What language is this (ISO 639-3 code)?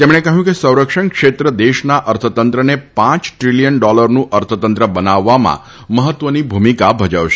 guj